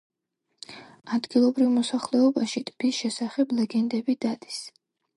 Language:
Georgian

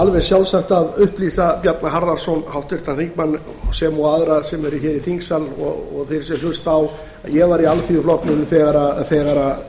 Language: Icelandic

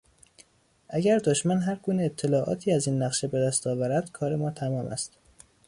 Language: Persian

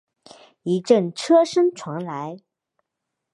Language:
Chinese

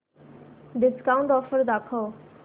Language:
Marathi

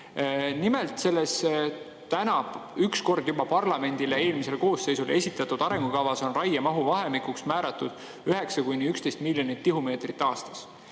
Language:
Estonian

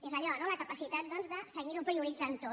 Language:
Catalan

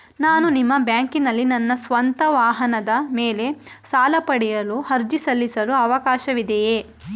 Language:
Kannada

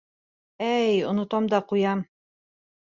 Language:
Bashkir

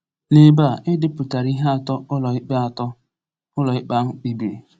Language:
Igbo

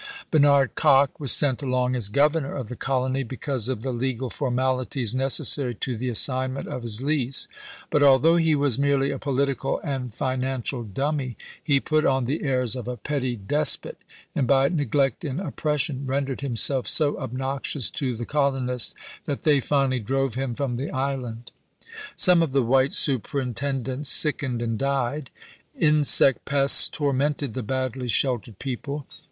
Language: English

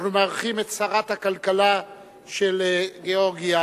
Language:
Hebrew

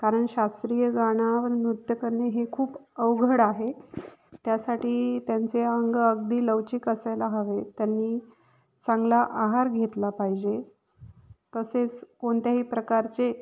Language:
Marathi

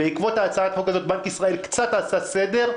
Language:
Hebrew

